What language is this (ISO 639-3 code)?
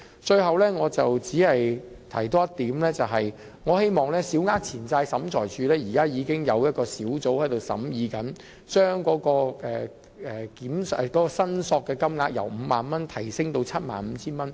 yue